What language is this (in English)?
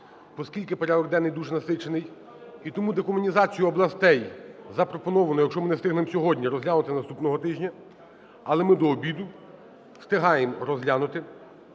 Ukrainian